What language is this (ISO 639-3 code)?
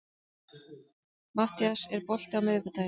isl